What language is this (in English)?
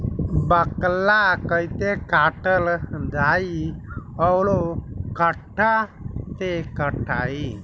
Bhojpuri